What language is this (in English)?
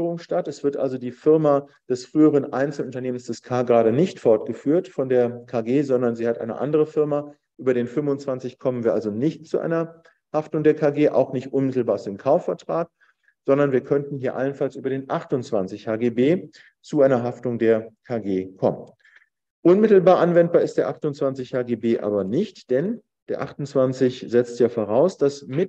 German